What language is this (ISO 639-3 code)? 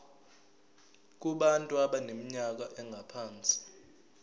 zul